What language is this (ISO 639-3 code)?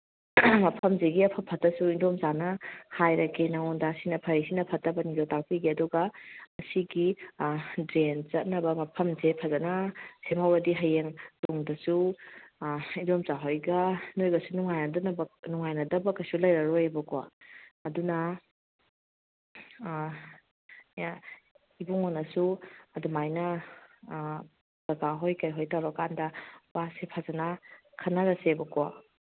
mni